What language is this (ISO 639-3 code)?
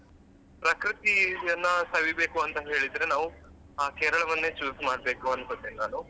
kan